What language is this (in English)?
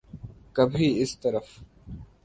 Urdu